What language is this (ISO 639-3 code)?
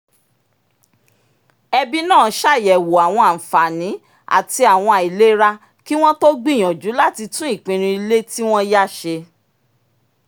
yor